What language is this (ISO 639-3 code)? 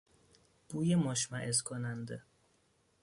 fas